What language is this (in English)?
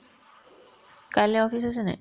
Assamese